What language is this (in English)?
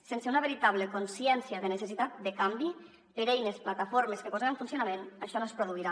Catalan